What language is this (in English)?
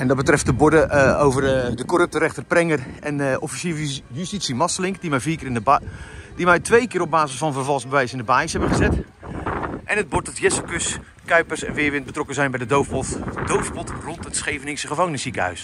Dutch